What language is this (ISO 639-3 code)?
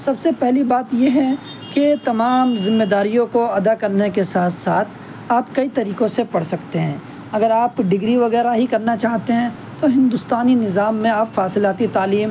urd